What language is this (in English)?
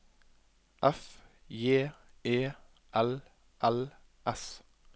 Norwegian